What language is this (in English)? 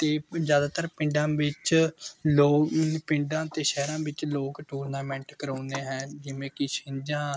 Punjabi